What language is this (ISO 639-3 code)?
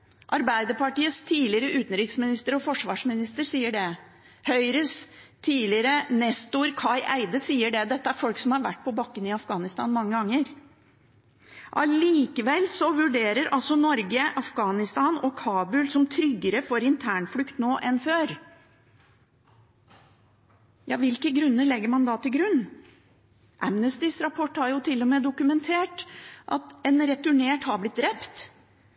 nob